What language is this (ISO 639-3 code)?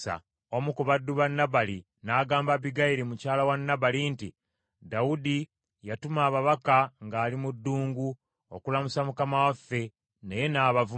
lug